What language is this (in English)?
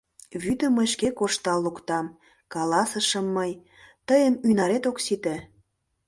Mari